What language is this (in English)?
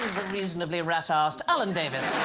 English